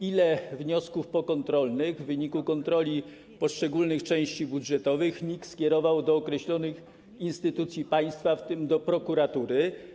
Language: Polish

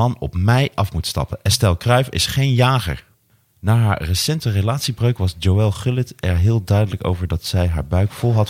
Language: Dutch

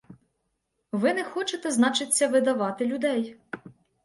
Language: Ukrainian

